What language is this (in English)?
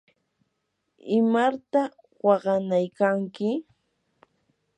Yanahuanca Pasco Quechua